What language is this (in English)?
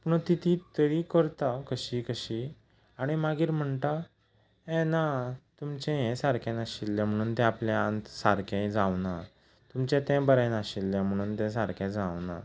Konkani